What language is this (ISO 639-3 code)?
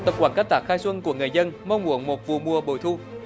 vie